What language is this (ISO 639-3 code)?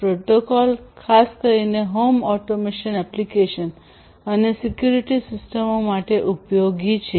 guj